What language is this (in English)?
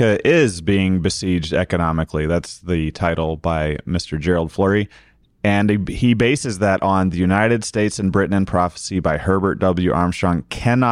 English